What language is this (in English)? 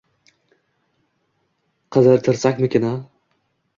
Uzbek